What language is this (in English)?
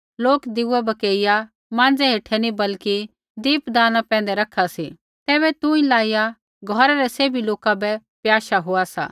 Kullu Pahari